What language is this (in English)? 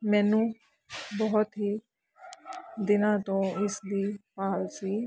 Punjabi